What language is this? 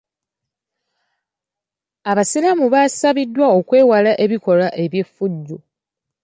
Ganda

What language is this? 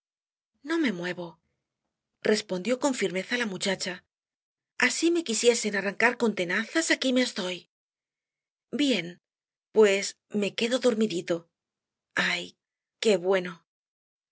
Spanish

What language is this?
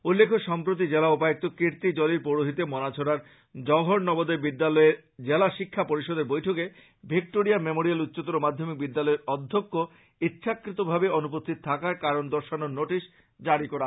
Bangla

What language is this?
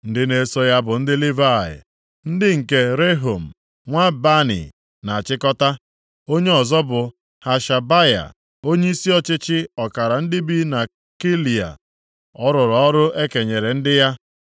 Igbo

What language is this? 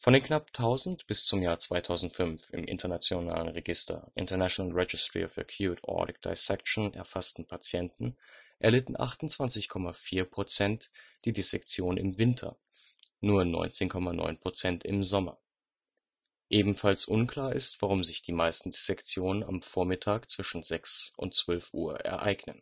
German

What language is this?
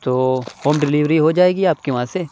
Urdu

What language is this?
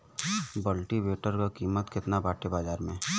Bhojpuri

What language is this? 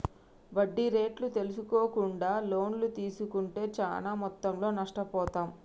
Telugu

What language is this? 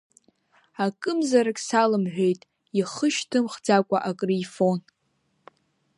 Abkhazian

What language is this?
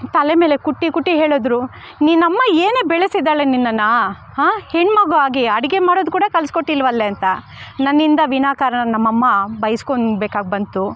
Kannada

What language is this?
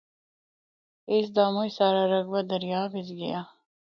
Northern Hindko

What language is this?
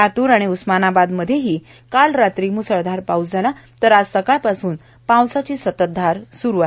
Marathi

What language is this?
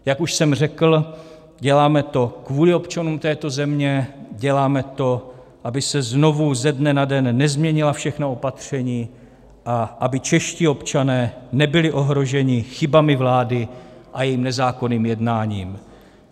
Czech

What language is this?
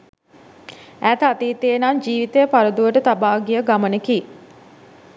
Sinhala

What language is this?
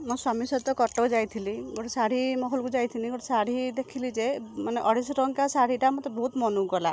Odia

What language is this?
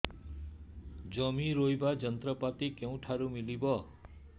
Odia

